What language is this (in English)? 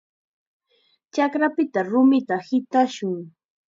Chiquián Ancash Quechua